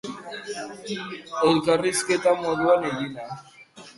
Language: Basque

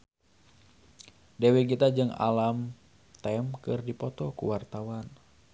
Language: Sundanese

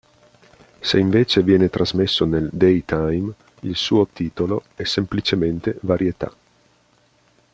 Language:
Italian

